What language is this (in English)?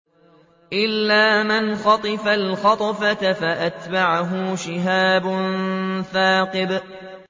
Arabic